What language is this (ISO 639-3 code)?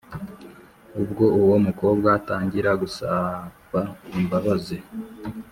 kin